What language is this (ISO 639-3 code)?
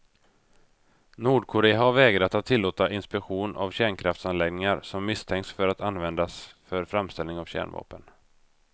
swe